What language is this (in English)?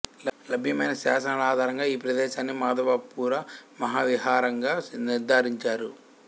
Telugu